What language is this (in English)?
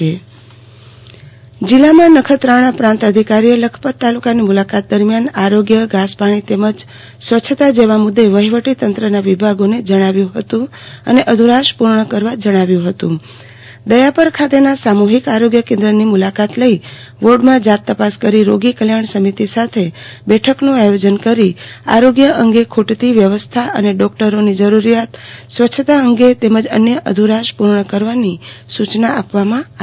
Gujarati